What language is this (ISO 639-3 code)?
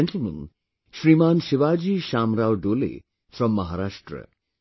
eng